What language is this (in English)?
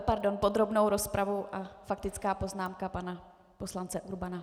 Czech